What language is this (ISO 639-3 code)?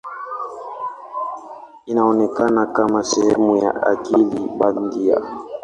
swa